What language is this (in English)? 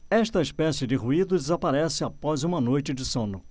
Portuguese